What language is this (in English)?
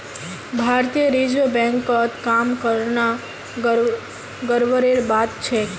Magahi